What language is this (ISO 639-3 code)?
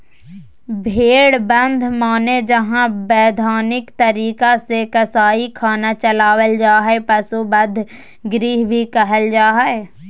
mag